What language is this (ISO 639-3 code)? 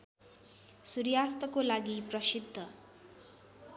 nep